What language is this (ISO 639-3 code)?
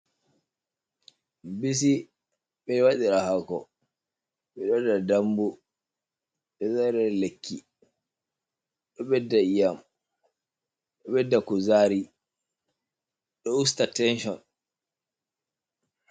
ful